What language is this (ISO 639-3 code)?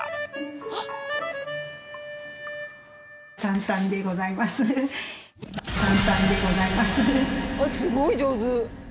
jpn